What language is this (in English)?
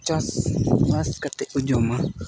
Santali